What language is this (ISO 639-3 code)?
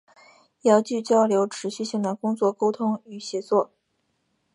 zho